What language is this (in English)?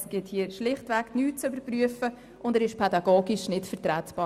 Swiss German